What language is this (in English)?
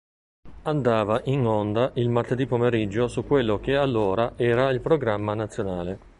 Italian